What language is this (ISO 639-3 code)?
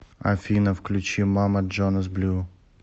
rus